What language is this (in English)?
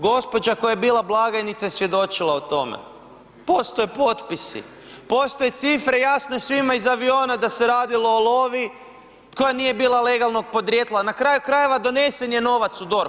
Croatian